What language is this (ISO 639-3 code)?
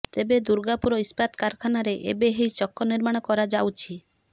ori